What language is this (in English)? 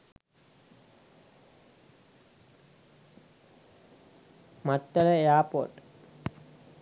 Sinhala